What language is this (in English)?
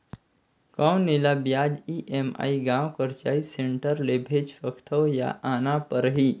Chhattisgarhi